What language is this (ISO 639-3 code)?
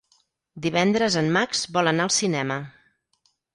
cat